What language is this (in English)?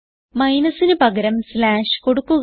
Malayalam